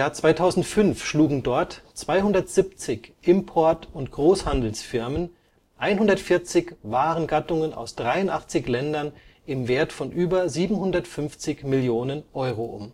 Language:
German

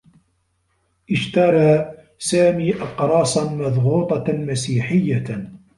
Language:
Arabic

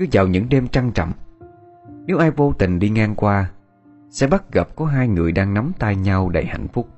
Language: Vietnamese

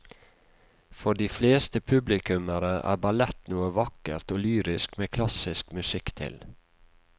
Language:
Norwegian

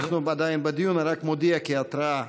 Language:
Hebrew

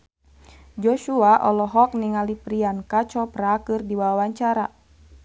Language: Sundanese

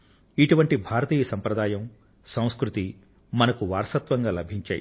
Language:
Telugu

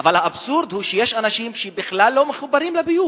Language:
Hebrew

